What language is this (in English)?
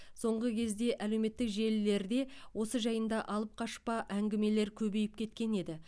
Kazakh